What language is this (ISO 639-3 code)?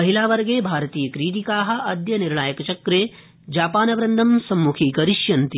san